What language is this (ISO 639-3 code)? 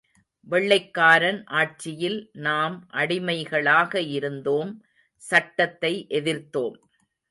tam